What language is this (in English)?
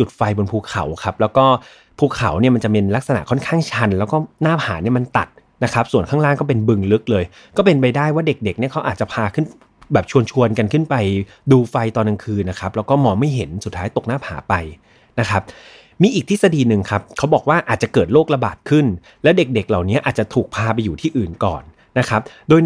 Thai